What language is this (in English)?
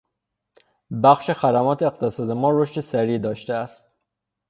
Persian